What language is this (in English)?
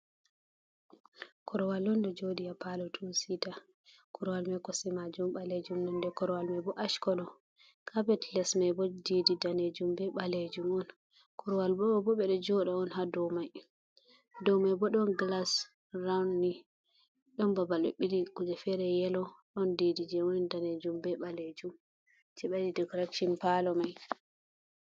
Fula